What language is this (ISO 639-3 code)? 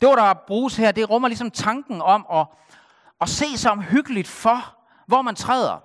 dan